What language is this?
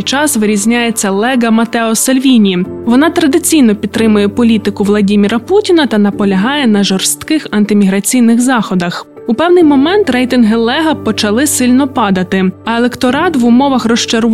Ukrainian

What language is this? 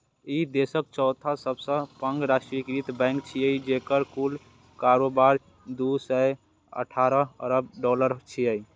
Maithili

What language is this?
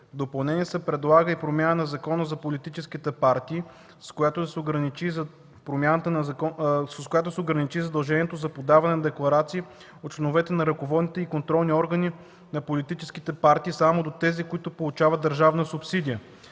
Bulgarian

